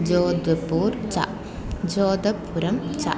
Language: Sanskrit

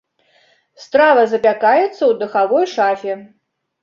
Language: Belarusian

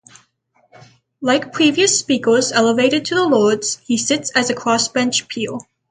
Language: English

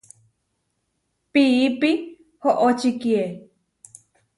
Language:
Huarijio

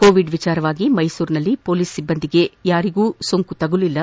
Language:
Kannada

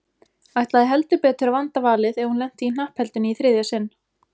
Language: Icelandic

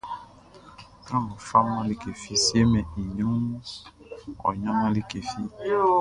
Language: Baoulé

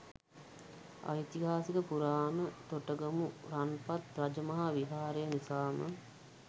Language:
Sinhala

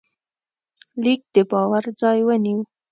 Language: Pashto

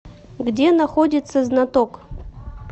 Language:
Russian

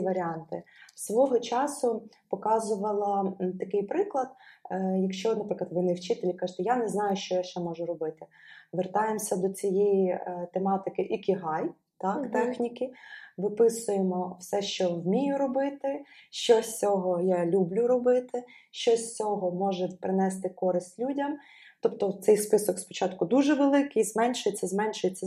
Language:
Ukrainian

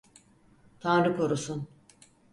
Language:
Turkish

